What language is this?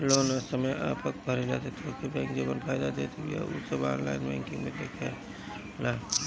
Bhojpuri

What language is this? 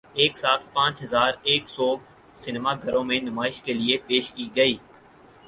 Urdu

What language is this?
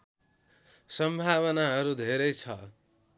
Nepali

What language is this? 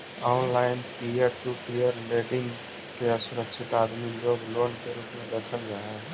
Magahi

